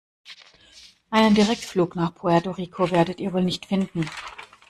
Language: German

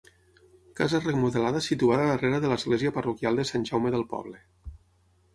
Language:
Catalan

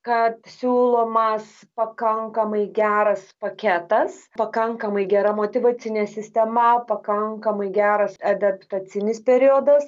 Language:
Lithuanian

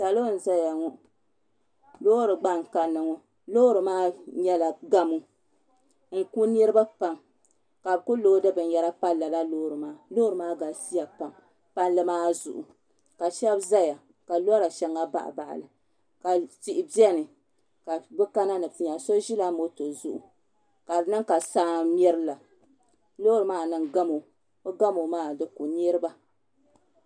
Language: Dagbani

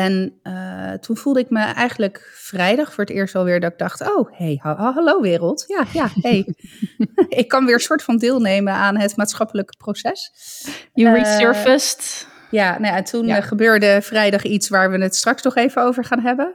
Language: Dutch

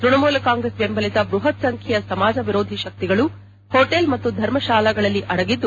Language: Kannada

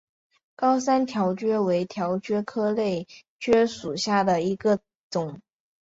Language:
Chinese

